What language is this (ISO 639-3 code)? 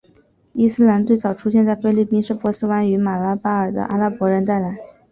zho